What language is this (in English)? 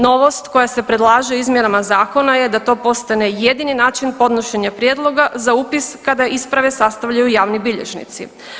Croatian